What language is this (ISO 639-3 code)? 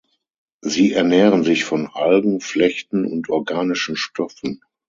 deu